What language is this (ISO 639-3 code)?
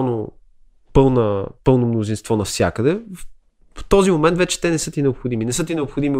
bul